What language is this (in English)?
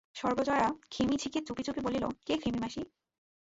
Bangla